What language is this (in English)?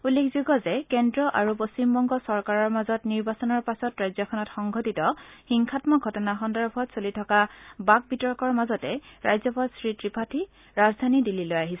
Assamese